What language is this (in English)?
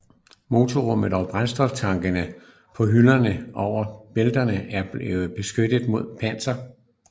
Danish